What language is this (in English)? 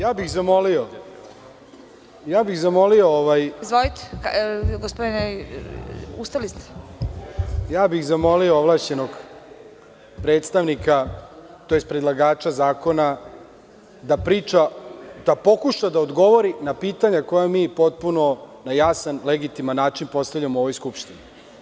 Serbian